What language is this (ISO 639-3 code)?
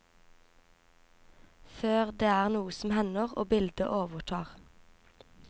nor